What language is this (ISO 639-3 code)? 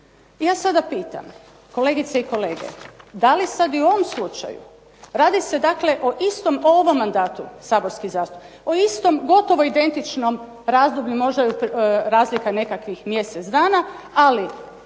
hrv